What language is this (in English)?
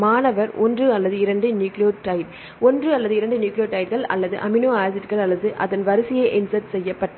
Tamil